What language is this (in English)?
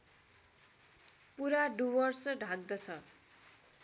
Nepali